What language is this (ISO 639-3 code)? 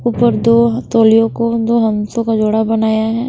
hin